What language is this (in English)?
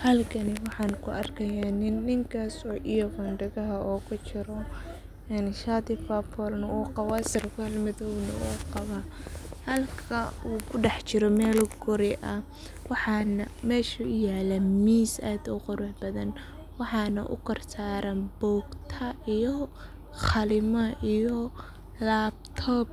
Somali